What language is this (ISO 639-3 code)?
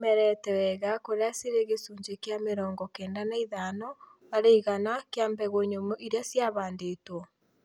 kik